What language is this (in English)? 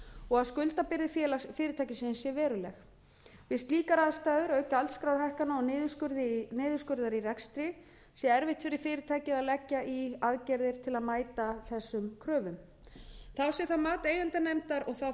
Icelandic